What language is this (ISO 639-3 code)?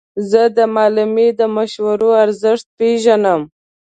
pus